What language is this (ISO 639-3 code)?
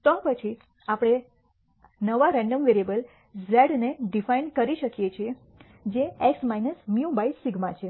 guj